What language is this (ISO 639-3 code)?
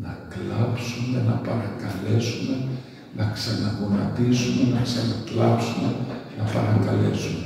ell